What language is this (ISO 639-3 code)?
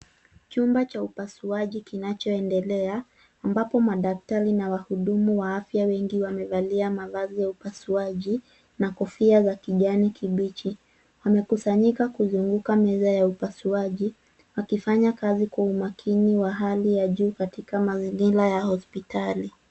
swa